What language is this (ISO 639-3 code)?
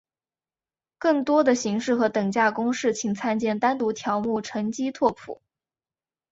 zho